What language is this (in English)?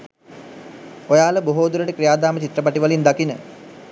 Sinhala